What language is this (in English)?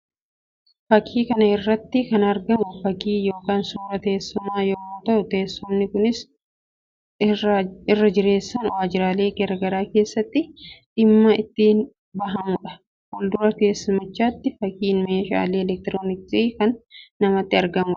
Oromo